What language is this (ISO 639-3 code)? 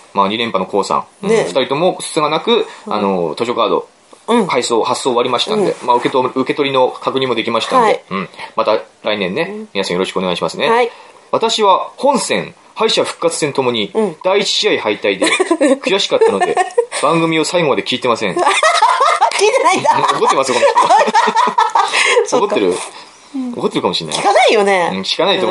jpn